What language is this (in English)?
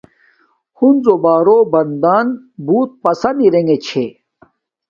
Domaaki